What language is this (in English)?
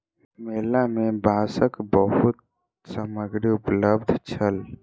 Maithili